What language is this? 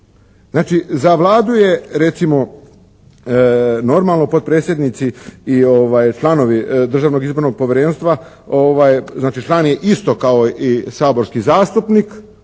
Croatian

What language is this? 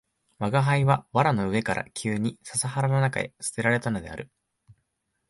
Japanese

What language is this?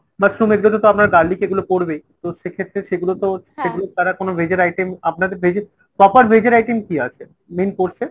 Bangla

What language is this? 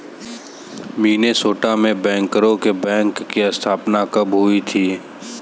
Hindi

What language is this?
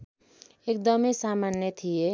Nepali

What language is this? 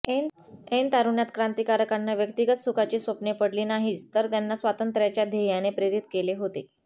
Marathi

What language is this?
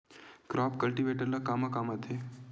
Chhattisgarhi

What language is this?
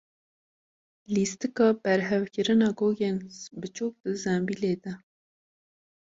Kurdish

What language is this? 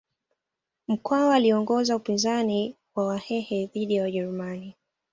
Swahili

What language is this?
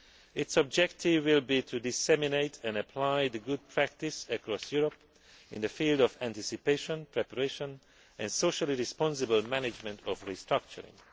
English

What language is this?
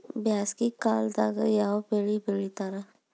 Kannada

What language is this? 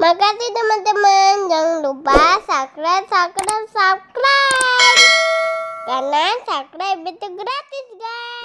Indonesian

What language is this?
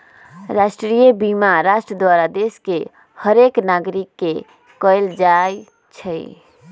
Magahi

